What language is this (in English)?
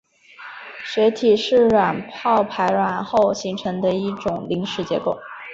Chinese